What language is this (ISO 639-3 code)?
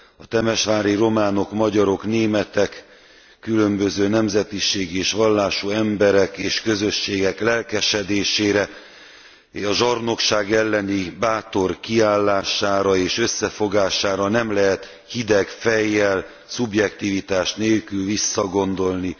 hun